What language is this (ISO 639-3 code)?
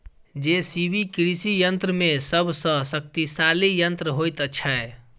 mai